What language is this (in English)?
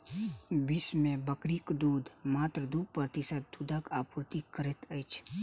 Maithili